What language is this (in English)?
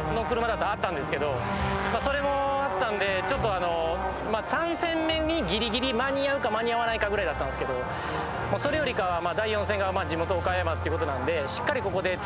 Japanese